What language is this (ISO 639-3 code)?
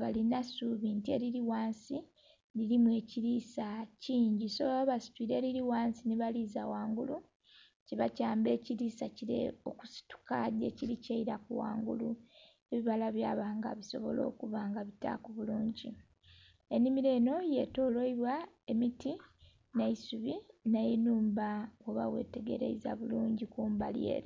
xog